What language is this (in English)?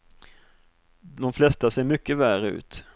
Swedish